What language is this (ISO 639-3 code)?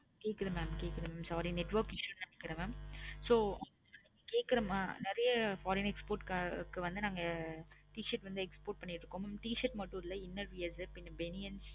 tam